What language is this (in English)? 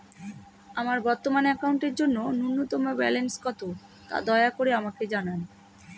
Bangla